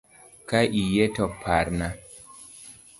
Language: Luo (Kenya and Tanzania)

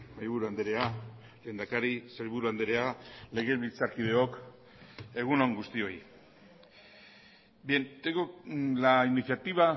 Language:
Basque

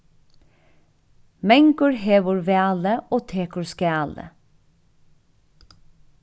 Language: Faroese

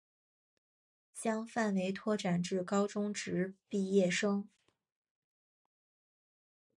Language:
Chinese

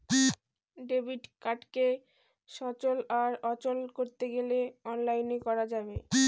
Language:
Bangla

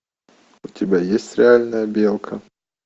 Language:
Russian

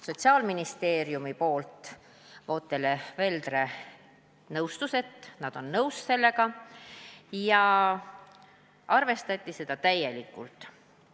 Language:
Estonian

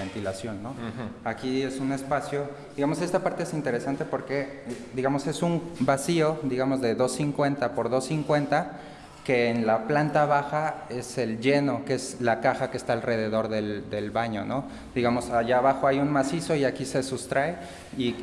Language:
Spanish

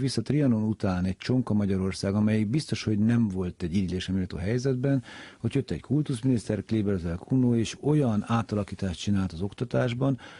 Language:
Hungarian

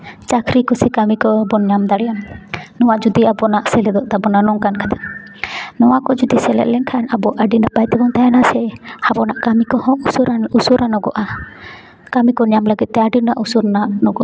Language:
Santali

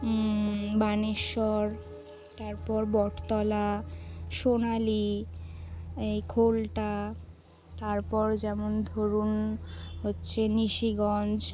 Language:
Bangla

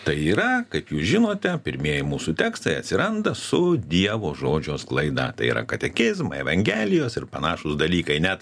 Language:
Lithuanian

